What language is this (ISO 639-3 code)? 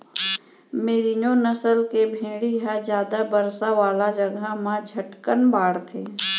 hne